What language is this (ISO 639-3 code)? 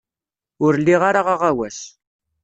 kab